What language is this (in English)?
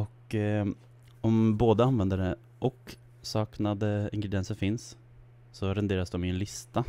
Swedish